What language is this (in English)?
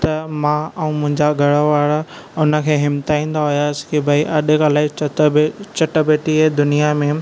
Sindhi